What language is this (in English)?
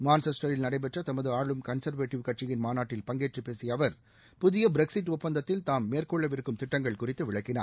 Tamil